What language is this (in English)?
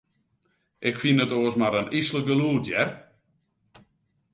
Western Frisian